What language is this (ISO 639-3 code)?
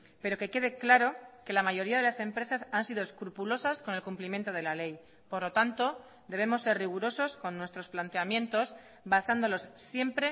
spa